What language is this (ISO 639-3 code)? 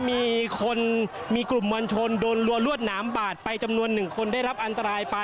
tha